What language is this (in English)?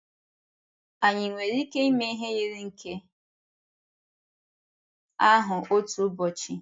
Igbo